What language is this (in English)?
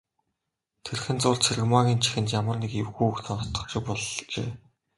Mongolian